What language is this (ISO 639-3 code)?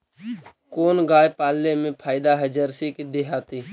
mag